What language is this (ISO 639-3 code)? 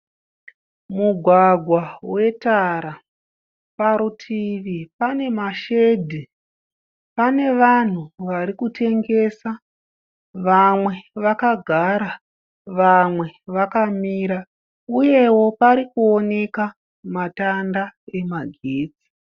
sna